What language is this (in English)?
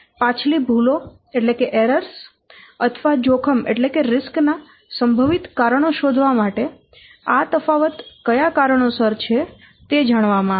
Gujarati